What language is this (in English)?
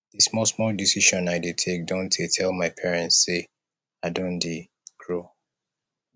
Nigerian Pidgin